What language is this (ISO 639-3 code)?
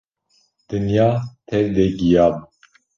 kur